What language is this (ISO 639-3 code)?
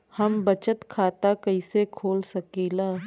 bho